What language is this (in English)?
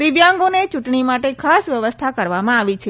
Gujarati